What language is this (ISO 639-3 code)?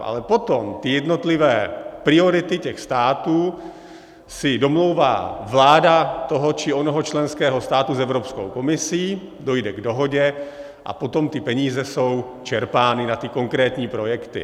ces